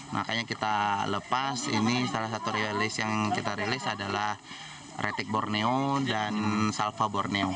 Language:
Indonesian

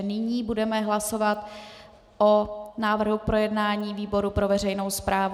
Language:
Czech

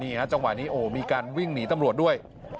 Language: Thai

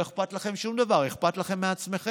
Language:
Hebrew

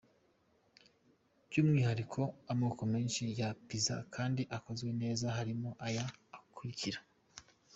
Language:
Kinyarwanda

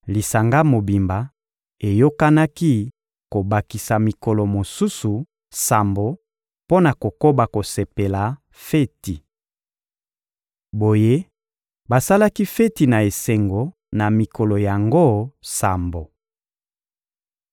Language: Lingala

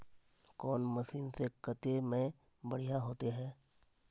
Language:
Magahi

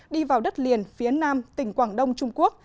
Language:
Vietnamese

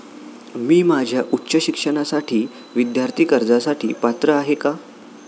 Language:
Marathi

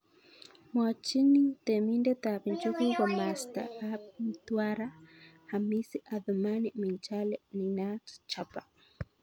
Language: Kalenjin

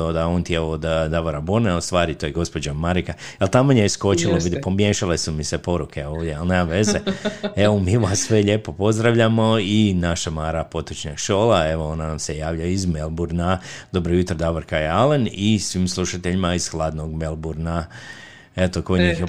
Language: Croatian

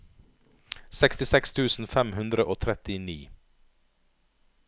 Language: Norwegian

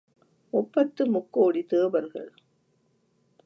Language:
Tamil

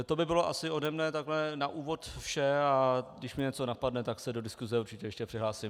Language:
Czech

